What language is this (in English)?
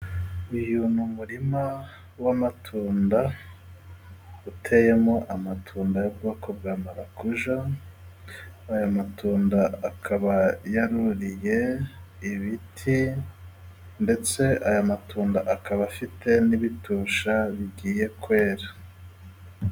Kinyarwanda